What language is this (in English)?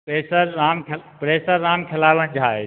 Maithili